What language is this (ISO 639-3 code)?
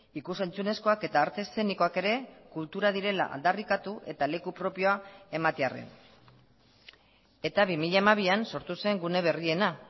eus